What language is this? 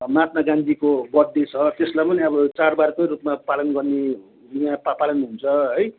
Nepali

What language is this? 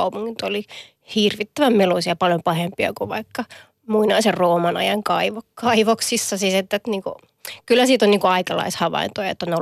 Finnish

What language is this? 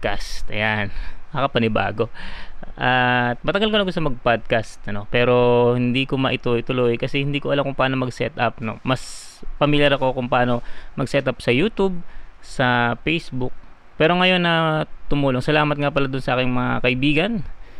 Filipino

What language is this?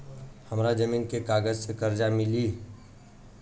Bhojpuri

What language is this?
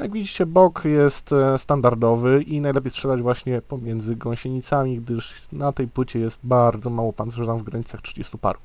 Polish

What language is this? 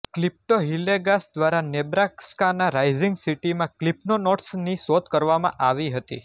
Gujarati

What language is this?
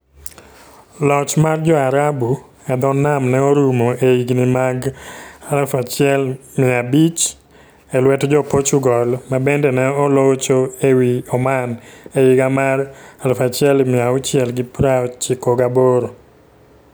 Luo (Kenya and Tanzania)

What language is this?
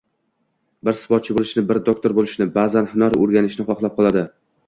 Uzbek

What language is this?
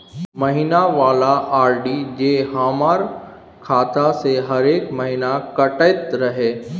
Maithili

